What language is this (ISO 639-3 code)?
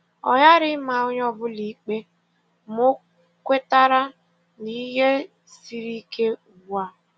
ibo